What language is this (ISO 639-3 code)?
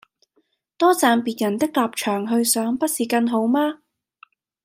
yue